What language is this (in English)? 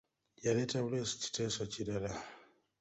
Ganda